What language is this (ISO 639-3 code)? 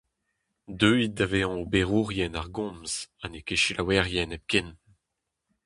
bre